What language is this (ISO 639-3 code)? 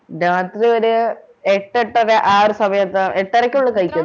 mal